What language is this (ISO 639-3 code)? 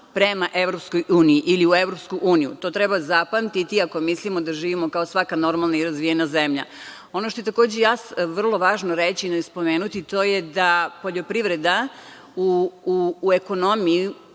srp